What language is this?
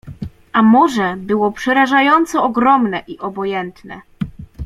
Polish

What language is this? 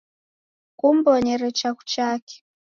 Taita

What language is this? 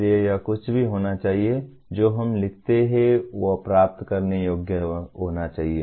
Hindi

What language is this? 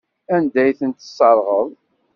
Kabyle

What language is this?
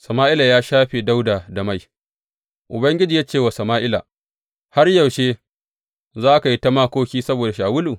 Hausa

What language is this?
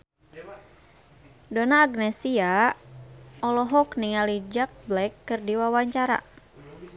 Sundanese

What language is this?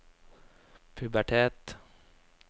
Norwegian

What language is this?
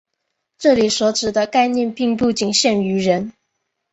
Chinese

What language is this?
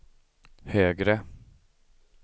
Swedish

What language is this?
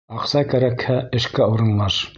Bashkir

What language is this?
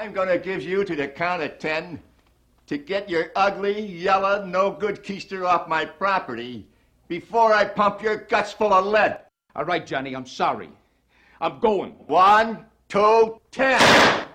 Danish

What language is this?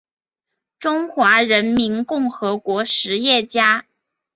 Chinese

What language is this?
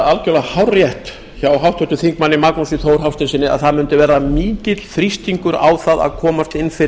Icelandic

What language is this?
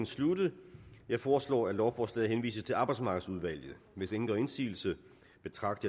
Danish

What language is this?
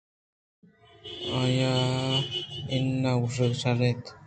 Eastern Balochi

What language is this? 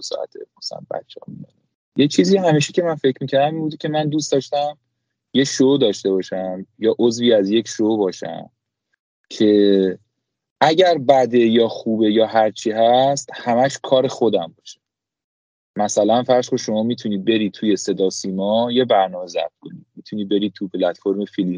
Persian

